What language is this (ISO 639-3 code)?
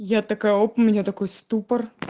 rus